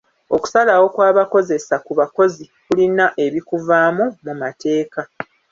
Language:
Ganda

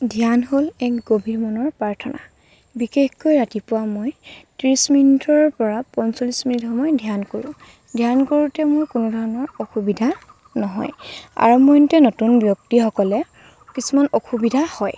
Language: Assamese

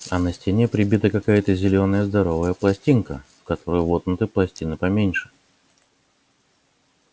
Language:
Russian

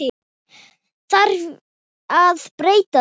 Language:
Icelandic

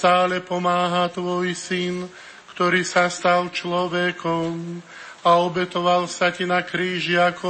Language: Slovak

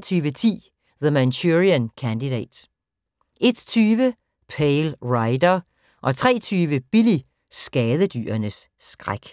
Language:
Danish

